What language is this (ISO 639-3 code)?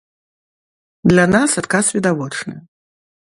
bel